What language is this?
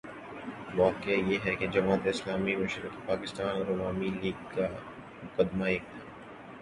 Urdu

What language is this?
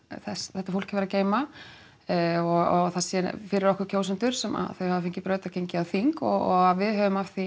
Icelandic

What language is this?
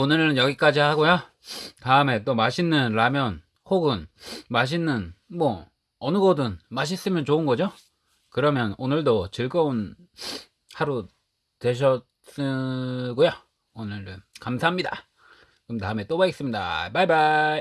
Korean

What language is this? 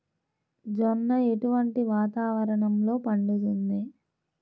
Telugu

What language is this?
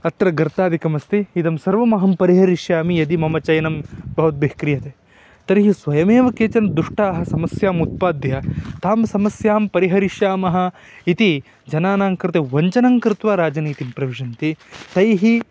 Sanskrit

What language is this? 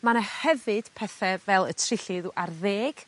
Welsh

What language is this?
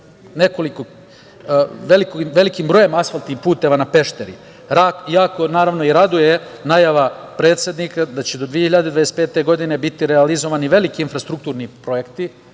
Serbian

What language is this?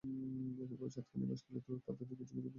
Bangla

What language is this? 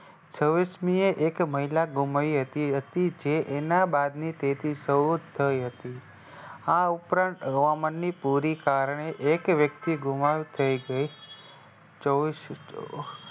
Gujarati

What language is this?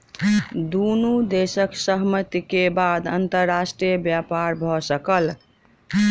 Maithili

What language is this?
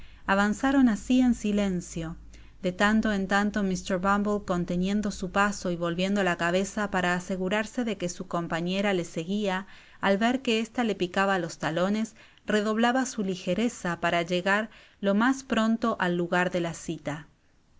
Spanish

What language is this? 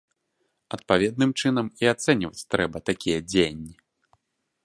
Belarusian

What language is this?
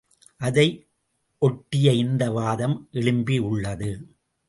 Tamil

